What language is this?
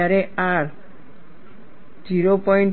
Gujarati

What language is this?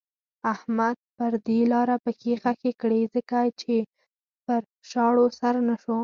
Pashto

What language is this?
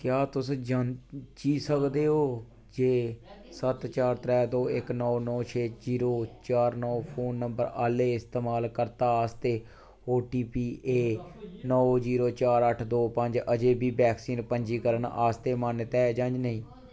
Dogri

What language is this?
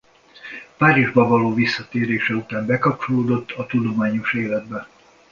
Hungarian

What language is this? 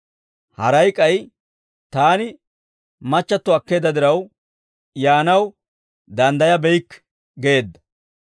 Dawro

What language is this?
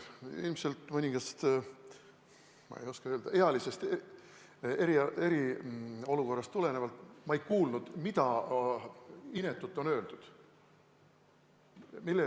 Estonian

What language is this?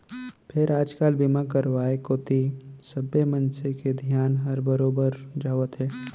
Chhattisgarhi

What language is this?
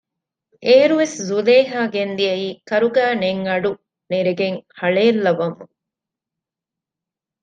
Divehi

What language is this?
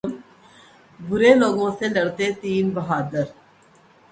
Urdu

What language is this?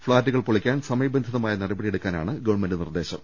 Malayalam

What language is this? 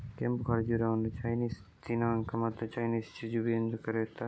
Kannada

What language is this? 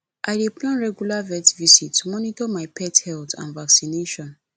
Nigerian Pidgin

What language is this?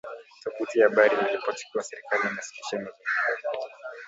Swahili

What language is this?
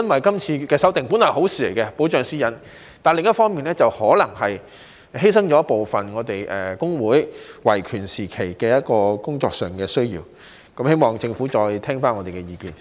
Cantonese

